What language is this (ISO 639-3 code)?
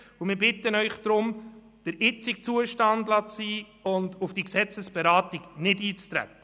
gsw